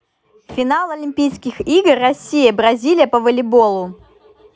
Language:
Russian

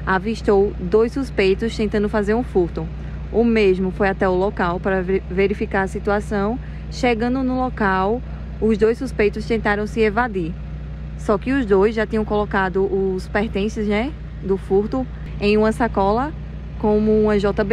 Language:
Portuguese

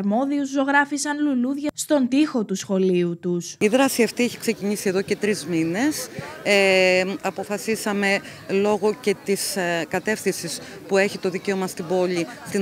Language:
Greek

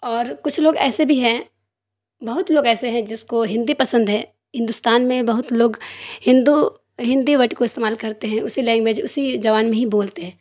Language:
Urdu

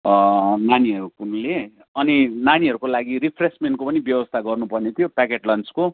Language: Nepali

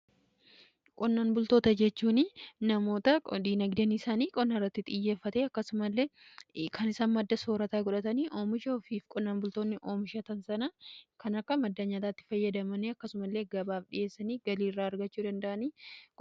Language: Oromo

